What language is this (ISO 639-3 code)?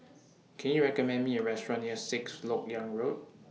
eng